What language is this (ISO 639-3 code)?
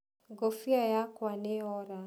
kik